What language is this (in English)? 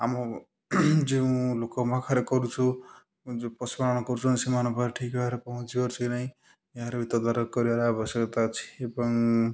Odia